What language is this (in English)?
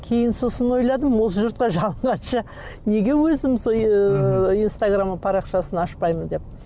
Kazakh